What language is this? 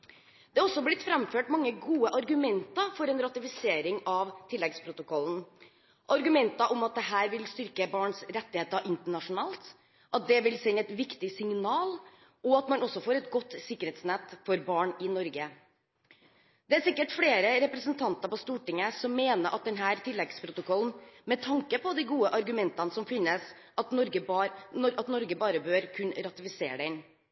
Norwegian Bokmål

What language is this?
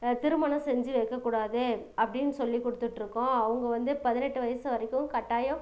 Tamil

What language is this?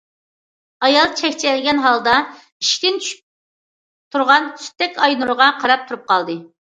Uyghur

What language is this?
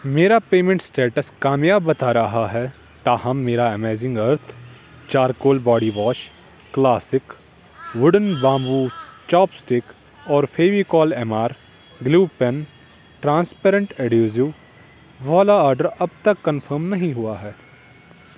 Urdu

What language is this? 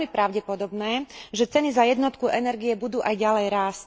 Slovak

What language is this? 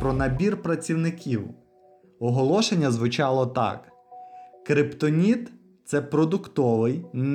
Ukrainian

